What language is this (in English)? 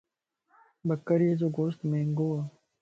Lasi